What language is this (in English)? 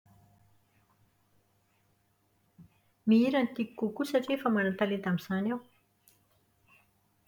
Malagasy